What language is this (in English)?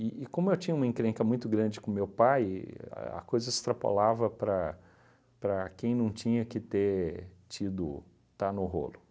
Portuguese